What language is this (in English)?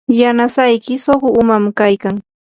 Yanahuanca Pasco Quechua